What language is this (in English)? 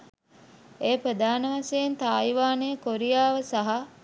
Sinhala